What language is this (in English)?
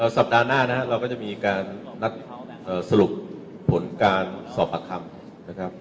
Thai